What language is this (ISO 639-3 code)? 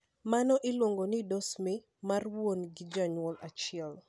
luo